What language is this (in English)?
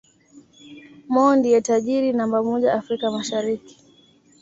Swahili